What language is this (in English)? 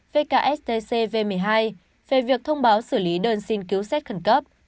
Vietnamese